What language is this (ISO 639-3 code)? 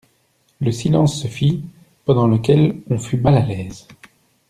fra